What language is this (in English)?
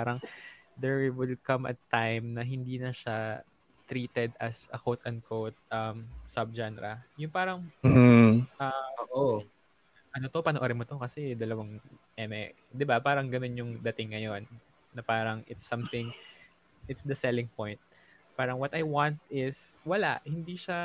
Filipino